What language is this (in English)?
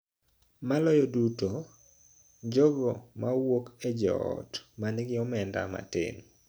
Luo (Kenya and Tanzania)